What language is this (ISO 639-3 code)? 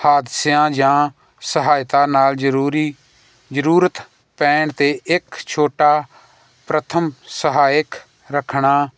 pan